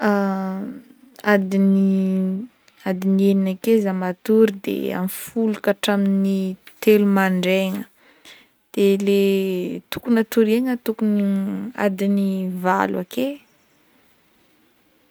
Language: Northern Betsimisaraka Malagasy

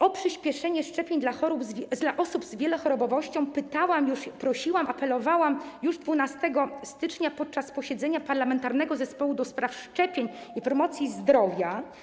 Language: Polish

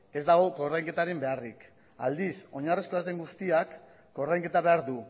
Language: Basque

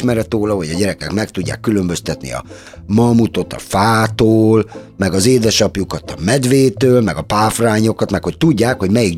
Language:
Hungarian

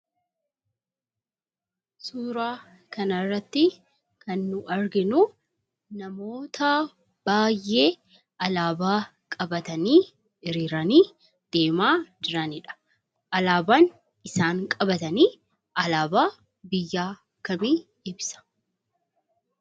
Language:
Oromo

